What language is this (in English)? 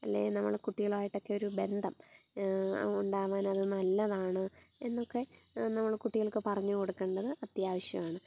Malayalam